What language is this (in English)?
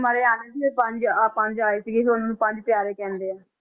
Punjabi